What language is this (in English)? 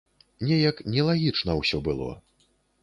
Belarusian